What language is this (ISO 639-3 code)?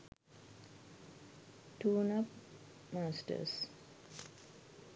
sin